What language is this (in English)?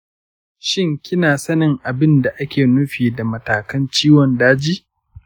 Hausa